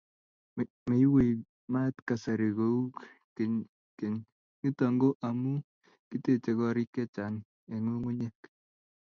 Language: Kalenjin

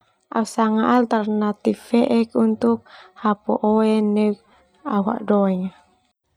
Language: Termanu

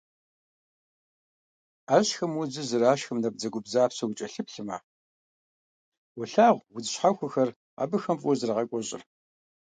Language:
Kabardian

